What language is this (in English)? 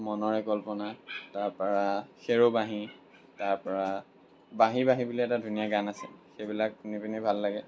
Assamese